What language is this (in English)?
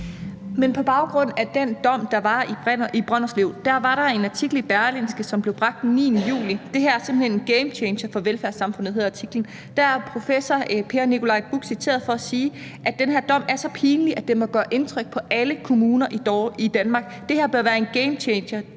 Danish